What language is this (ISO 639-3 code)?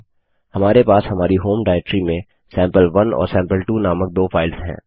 hin